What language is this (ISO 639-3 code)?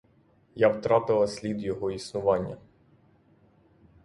ukr